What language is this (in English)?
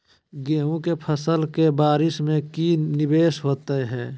Magahi